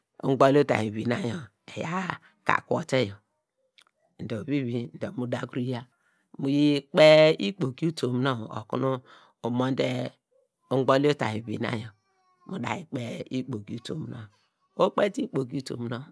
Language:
Degema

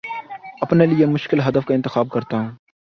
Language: Urdu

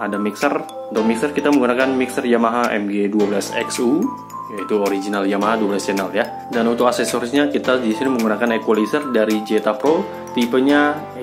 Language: Indonesian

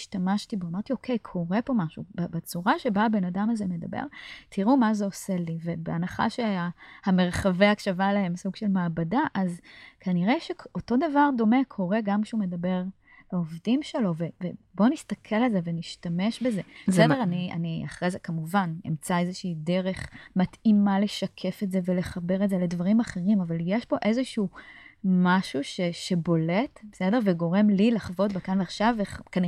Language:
Hebrew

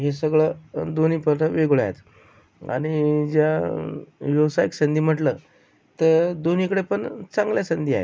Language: Marathi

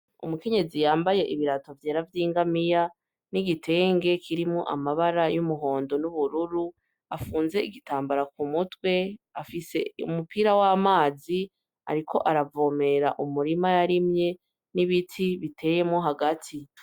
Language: Rundi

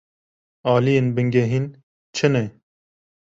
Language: Kurdish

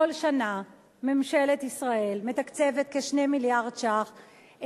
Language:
Hebrew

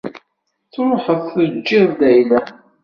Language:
Kabyle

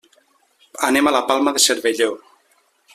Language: Catalan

